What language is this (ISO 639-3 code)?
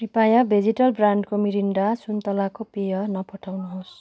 nep